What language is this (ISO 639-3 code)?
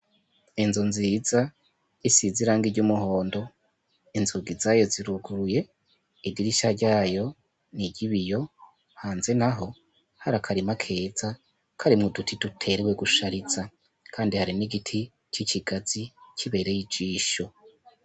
run